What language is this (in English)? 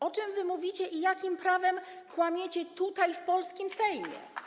Polish